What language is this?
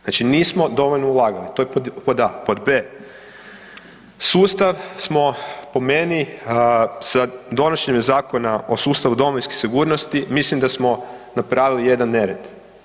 Croatian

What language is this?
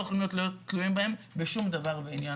Hebrew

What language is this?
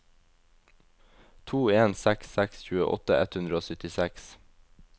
Norwegian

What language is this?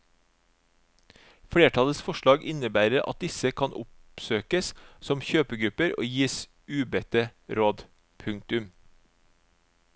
Norwegian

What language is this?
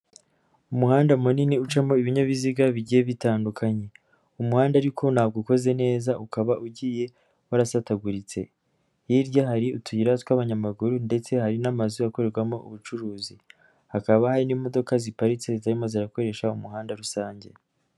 Kinyarwanda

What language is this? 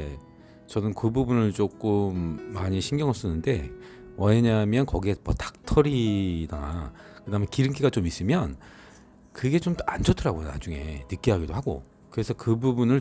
Korean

